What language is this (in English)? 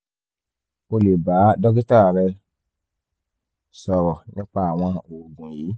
Yoruba